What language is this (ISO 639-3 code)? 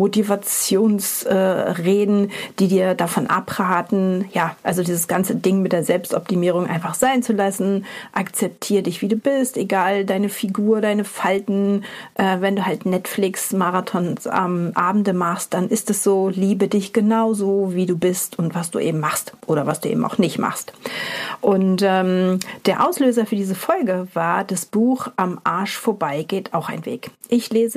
deu